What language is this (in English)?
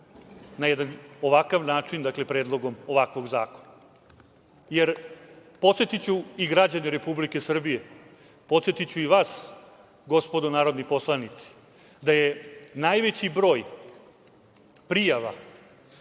Serbian